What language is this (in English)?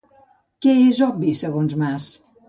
Catalan